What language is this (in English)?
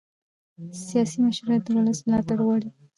Pashto